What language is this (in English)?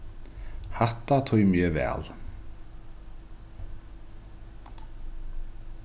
Faroese